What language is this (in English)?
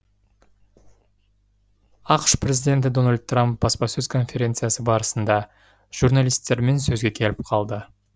Kazakh